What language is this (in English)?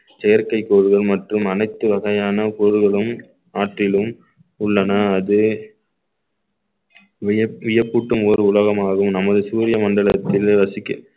Tamil